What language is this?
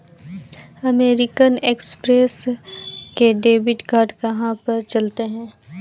Hindi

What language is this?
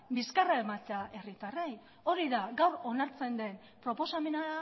Basque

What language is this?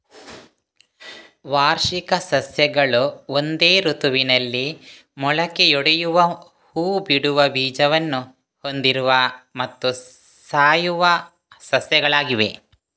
Kannada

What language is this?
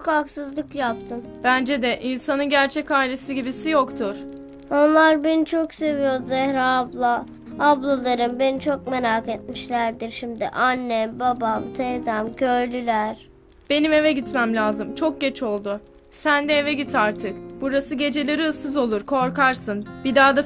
Turkish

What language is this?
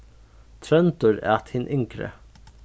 Faroese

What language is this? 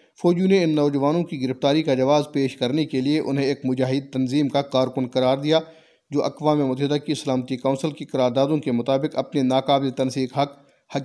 Urdu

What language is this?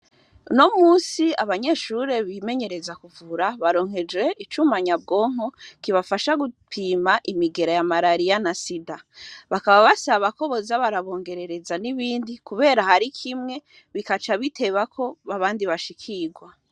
Rundi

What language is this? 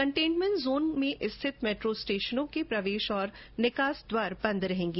Hindi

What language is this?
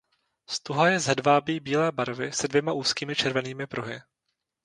Czech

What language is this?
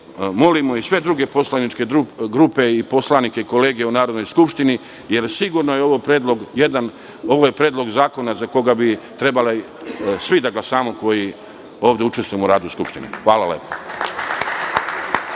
Serbian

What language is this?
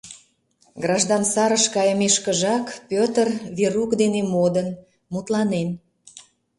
Mari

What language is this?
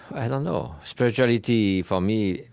English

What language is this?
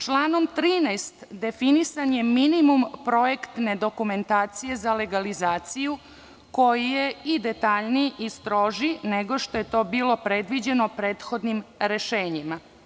Serbian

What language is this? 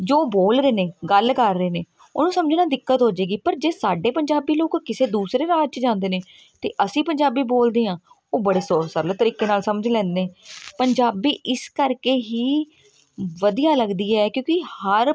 Punjabi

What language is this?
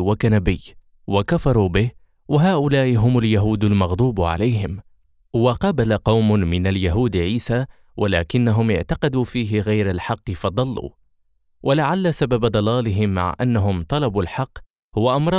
Arabic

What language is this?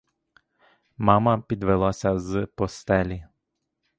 Ukrainian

